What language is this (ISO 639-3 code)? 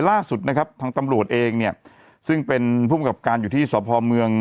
tha